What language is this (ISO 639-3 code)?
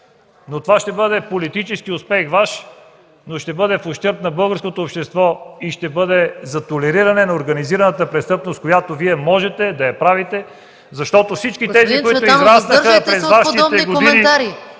bul